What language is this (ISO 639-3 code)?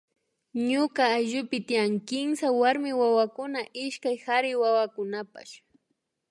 qvi